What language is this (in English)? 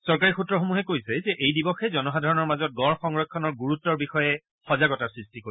Assamese